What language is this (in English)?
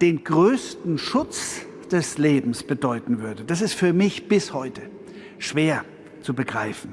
German